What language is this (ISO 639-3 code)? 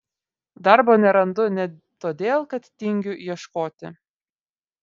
lit